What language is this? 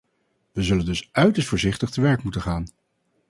Dutch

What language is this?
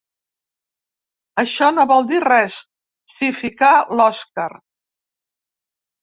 Catalan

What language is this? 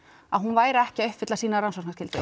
Icelandic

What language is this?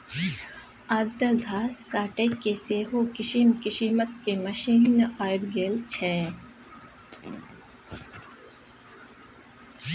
Maithili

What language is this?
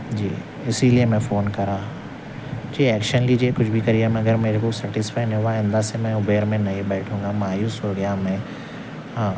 Urdu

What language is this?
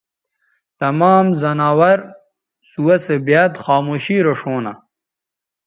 Bateri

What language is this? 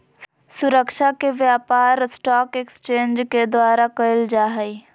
Magahi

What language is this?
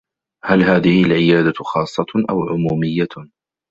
Arabic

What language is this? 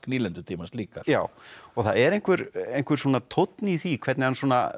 Icelandic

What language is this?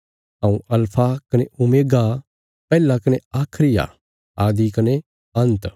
Bilaspuri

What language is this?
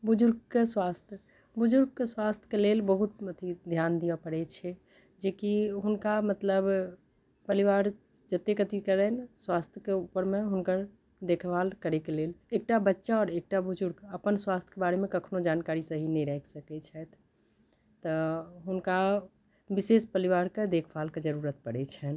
Maithili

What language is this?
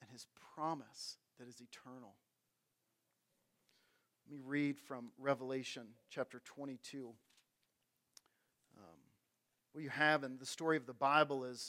English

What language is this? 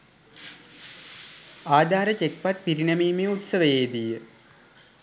Sinhala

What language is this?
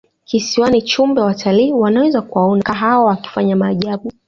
Swahili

